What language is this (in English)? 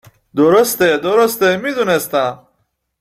Persian